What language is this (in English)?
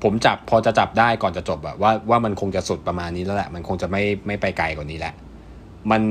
Thai